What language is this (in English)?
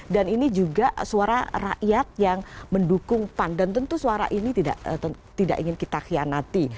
Indonesian